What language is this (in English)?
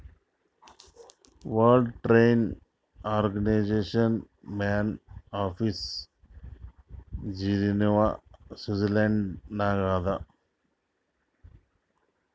Kannada